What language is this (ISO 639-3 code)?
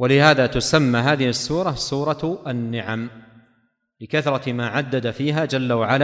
ara